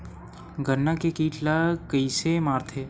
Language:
Chhattisgarhi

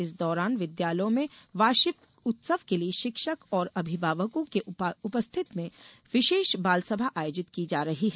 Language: Hindi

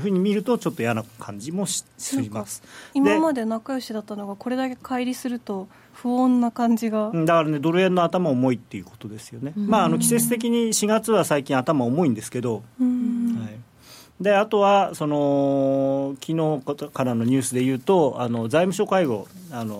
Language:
Japanese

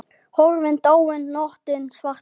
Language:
Icelandic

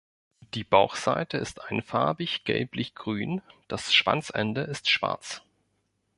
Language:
German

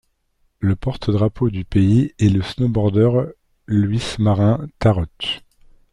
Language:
French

